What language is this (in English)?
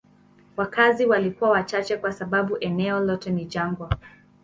Swahili